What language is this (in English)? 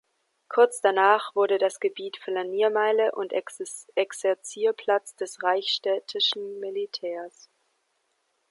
German